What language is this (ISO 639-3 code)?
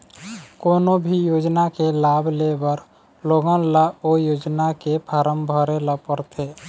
hne